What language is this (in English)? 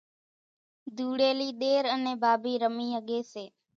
Kachi Koli